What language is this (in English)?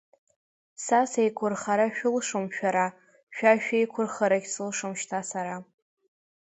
Abkhazian